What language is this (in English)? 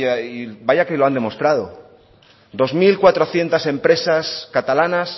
Spanish